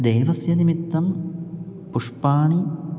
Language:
Sanskrit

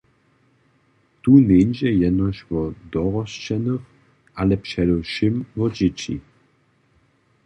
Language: Upper Sorbian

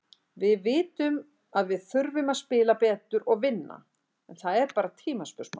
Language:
Icelandic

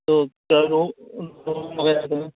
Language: Urdu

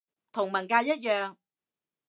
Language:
Cantonese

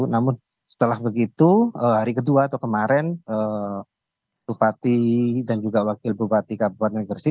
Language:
Indonesian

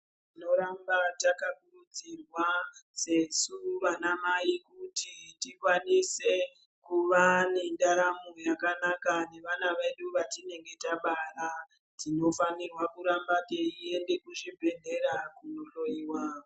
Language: Ndau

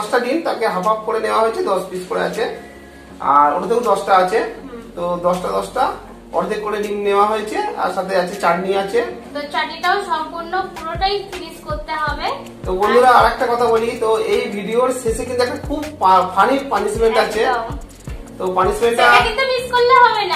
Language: Hindi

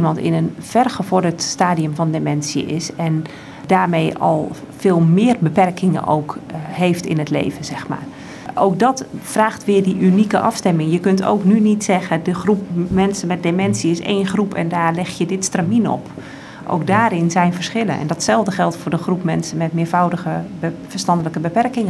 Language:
Dutch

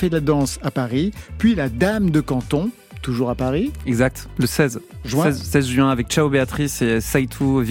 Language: French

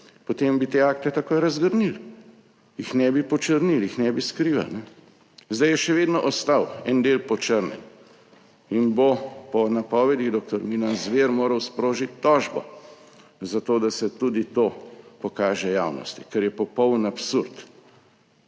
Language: Slovenian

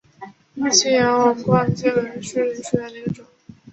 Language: Chinese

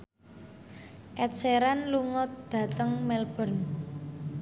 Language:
Javanese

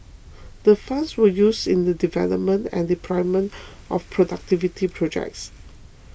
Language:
English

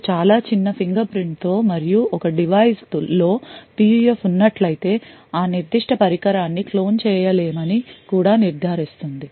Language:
Telugu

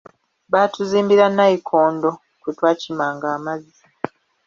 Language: Ganda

